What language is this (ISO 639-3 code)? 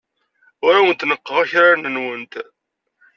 kab